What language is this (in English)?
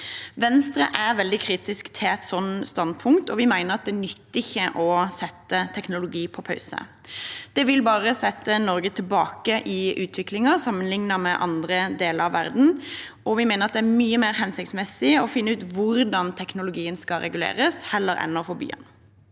Norwegian